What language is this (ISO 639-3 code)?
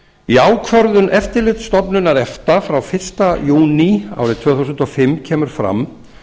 isl